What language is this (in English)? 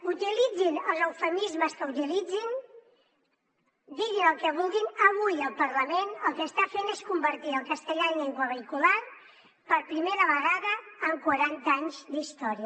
Catalan